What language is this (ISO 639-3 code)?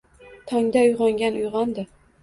uzb